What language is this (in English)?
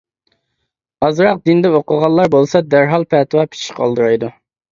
Uyghur